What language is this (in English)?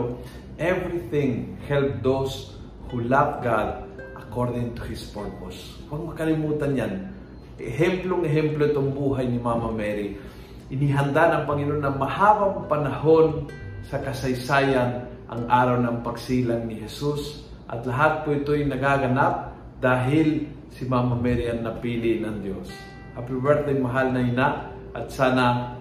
Filipino